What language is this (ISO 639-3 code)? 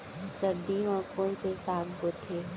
hne